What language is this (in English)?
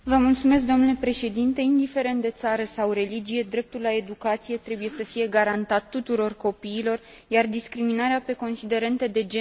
Romanian